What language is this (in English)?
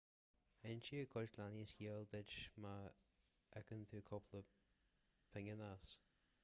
Irish